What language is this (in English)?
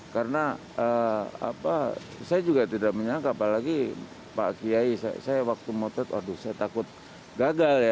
Indonesian